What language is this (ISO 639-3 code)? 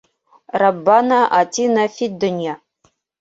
bak